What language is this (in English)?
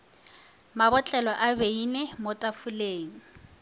Northern Sotho